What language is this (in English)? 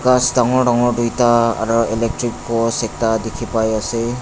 Naga Pidgin